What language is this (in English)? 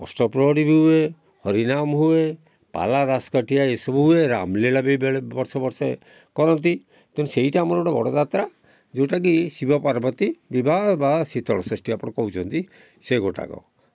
Odia